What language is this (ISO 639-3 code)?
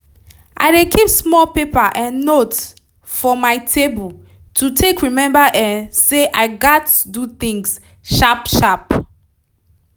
pcm